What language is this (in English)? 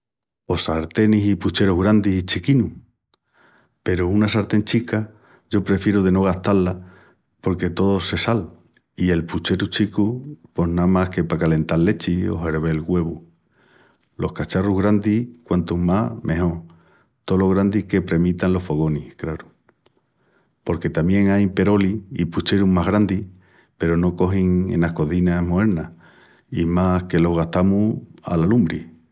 Extremaduran